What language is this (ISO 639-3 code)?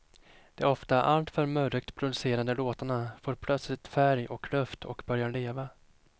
swe